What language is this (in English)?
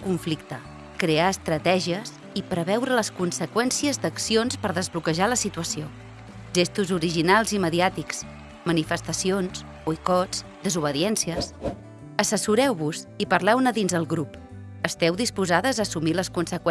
Catalan